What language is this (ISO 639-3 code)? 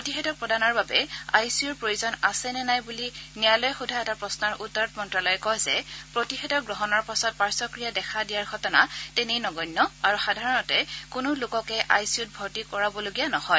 asm